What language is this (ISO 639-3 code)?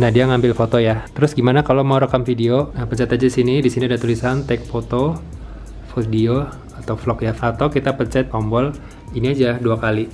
ind